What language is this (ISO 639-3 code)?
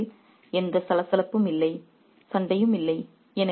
tam